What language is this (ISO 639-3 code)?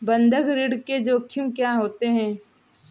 hin